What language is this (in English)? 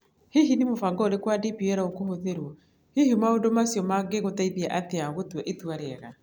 Kikuyu